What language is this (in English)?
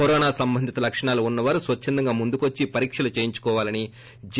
Telugu